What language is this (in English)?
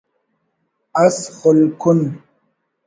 Brahui